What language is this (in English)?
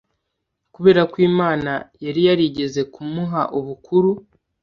Kinyarwanda